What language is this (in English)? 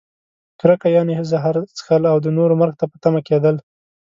Pashto